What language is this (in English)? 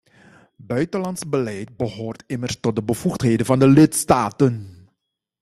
Dutch